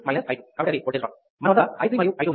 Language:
Telugu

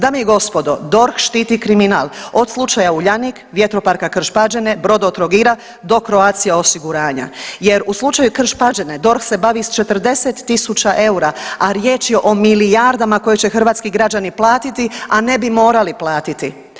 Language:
Croatian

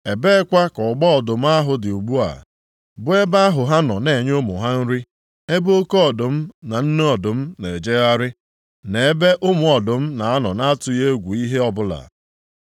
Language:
Igbo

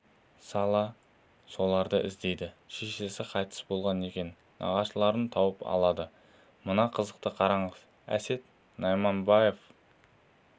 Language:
Kazakh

